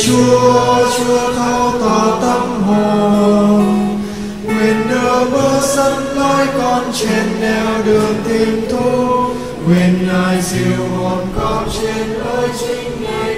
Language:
Vietnamese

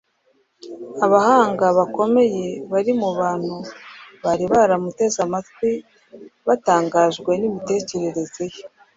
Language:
Kinyarwanda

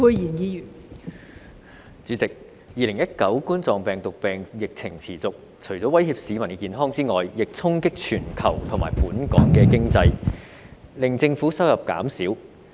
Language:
Cantonese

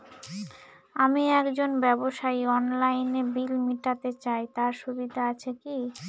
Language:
Bangla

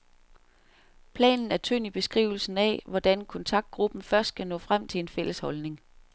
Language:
Danish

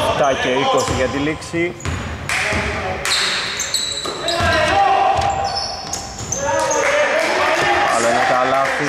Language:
Greek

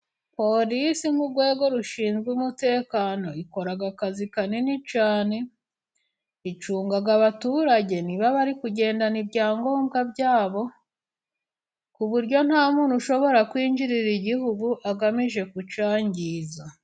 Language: Kinyarwanda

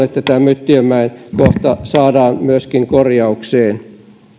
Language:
Finnish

